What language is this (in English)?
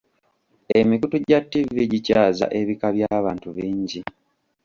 Ganda